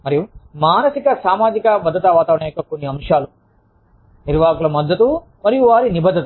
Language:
Telugu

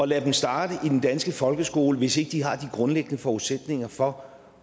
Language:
Danish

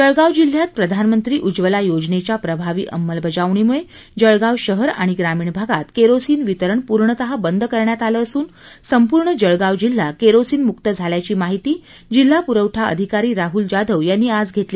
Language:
Marathi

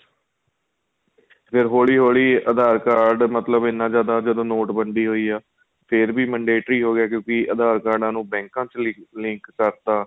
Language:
Punjabi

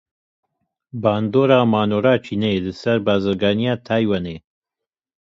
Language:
Kurdish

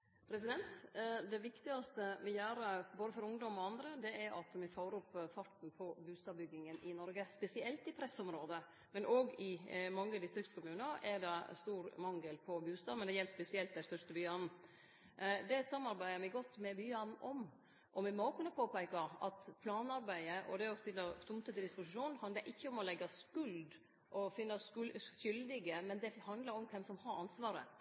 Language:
Norwegian Nynorsk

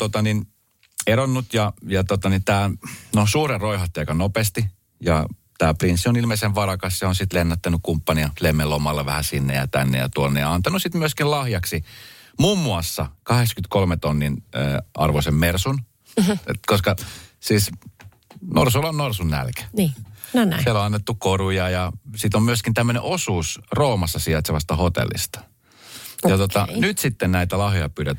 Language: Finnish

